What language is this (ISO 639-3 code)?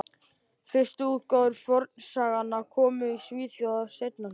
isl